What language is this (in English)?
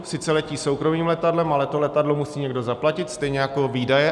Czech